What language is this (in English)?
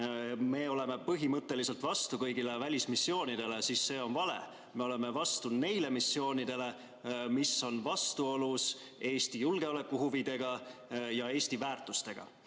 Estonian